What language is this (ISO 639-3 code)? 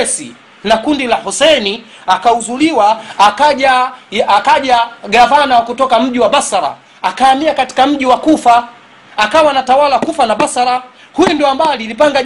swa